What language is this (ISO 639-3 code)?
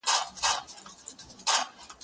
pus